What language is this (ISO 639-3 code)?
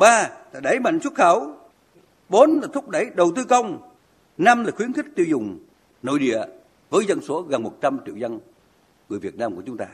vie